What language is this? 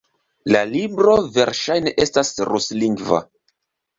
Esperanto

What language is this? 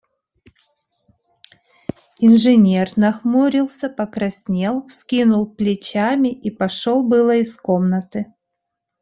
Russian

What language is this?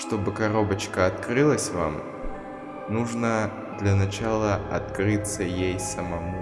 Russian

